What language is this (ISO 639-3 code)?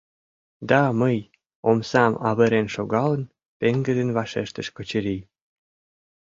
chm